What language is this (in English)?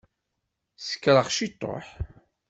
Kabyle